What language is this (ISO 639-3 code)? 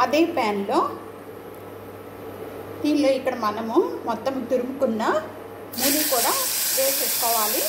hin